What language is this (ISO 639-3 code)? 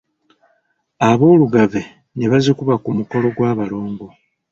lug